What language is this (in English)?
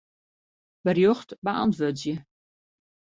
Western Frisian